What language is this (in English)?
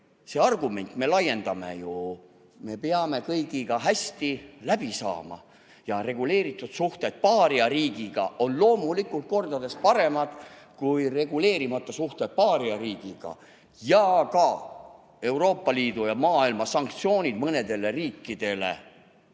Estonian